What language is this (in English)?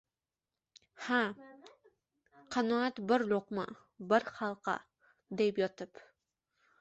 Uzbek